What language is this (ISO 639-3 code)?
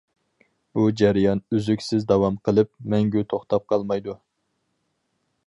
uig